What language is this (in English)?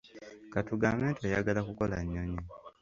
Ganda